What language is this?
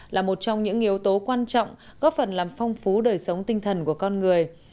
Vietnamese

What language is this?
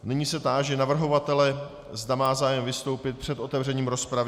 Czech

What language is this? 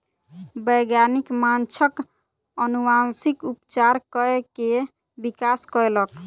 Maithili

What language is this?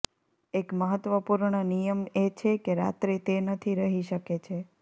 Gujarati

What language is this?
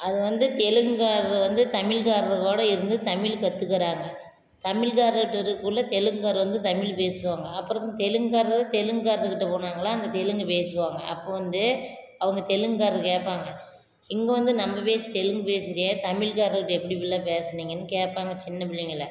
Tamil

